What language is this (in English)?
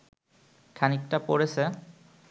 Bangla